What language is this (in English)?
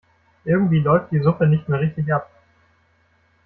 German